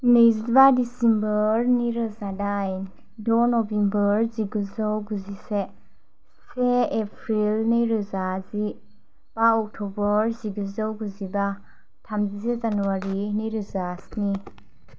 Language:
Bodo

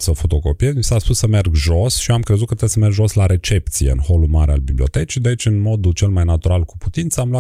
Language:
Romanian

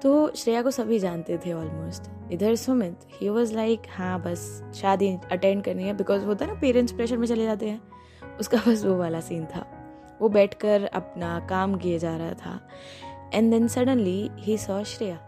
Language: Hindi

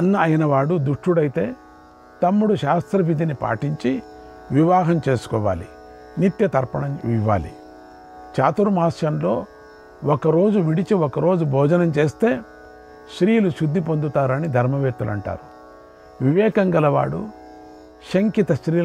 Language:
Telugu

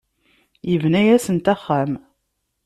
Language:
Kabyle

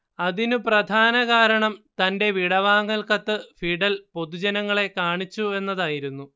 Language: Malayalam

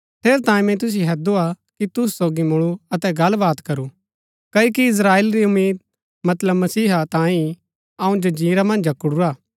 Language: Gaddi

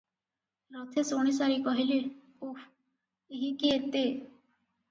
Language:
Odia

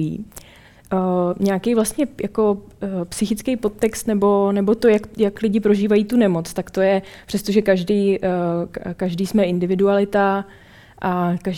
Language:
Czech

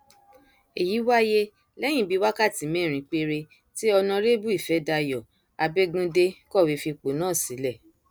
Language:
Yoruba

